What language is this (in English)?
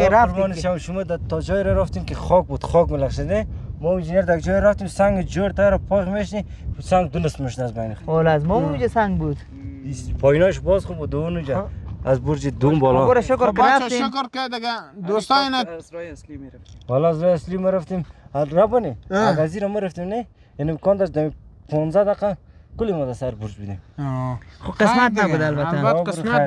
Persian